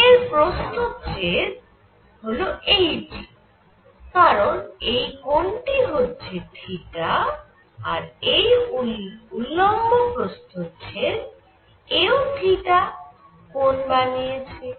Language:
Bangla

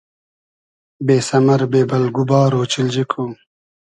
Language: Hazaragi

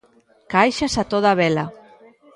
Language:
Galician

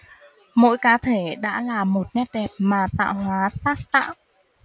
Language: Vietnamese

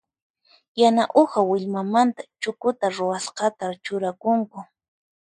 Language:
Puno Quechua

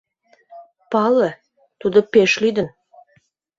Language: Mari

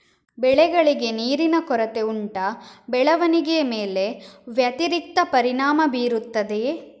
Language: Kannada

